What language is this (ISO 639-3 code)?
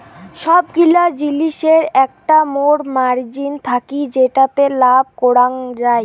ben